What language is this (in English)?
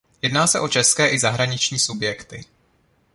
Czech